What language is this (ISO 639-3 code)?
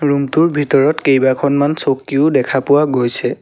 asm